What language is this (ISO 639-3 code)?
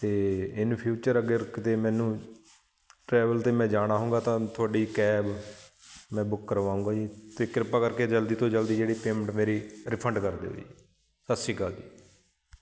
pan